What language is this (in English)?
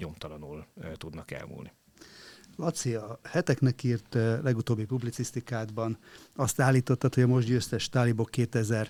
Hungarian